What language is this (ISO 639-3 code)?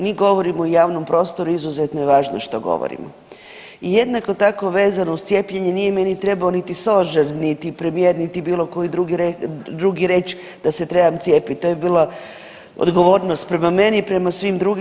hrv